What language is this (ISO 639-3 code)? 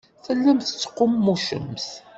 kab